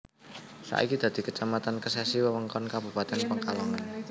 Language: Javanese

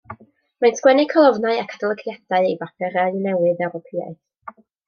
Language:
Welsh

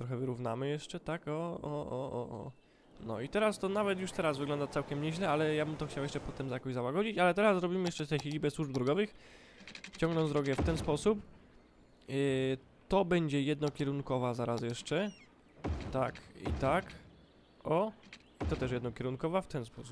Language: Polish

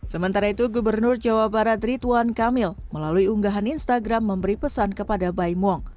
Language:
Indonesian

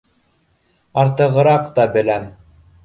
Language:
Bashkir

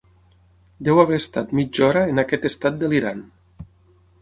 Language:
Catalan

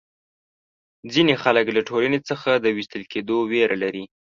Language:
Pashto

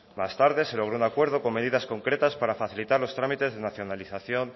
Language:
Spanish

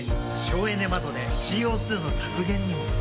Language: Japanese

